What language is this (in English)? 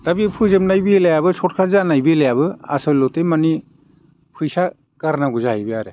Bodo